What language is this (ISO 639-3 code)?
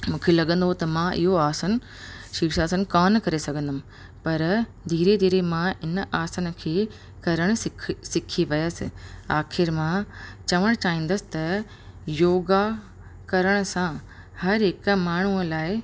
snd